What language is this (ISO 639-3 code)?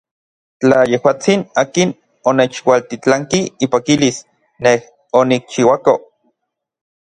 nlv